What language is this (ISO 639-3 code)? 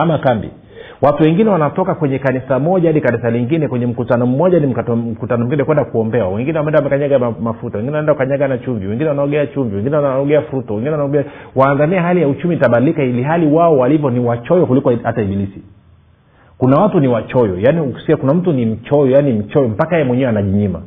swa